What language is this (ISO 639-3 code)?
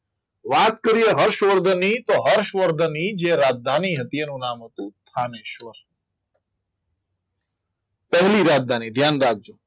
guj